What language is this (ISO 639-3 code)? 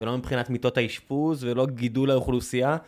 heb